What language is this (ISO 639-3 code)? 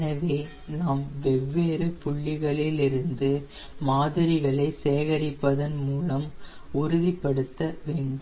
tam